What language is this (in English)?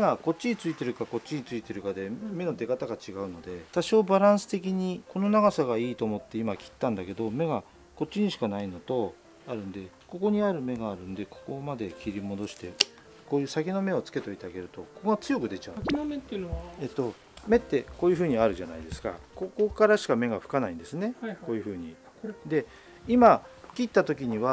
Japanese